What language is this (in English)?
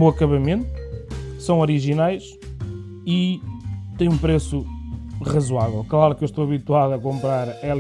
Portuguese